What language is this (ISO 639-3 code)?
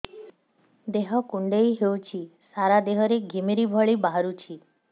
ori